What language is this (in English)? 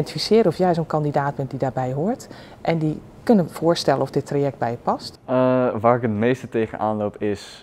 Dutch